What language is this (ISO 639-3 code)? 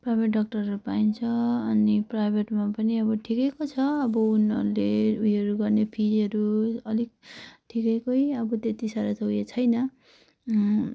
nep